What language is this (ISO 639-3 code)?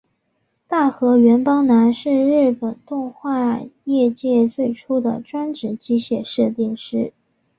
zho